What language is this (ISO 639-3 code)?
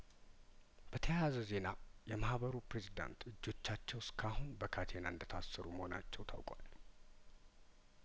amh